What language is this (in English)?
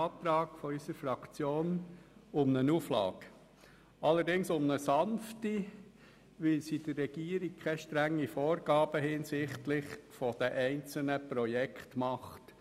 Swiss German